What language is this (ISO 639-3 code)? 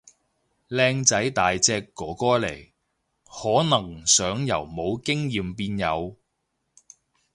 yue